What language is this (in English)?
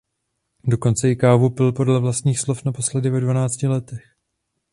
Czech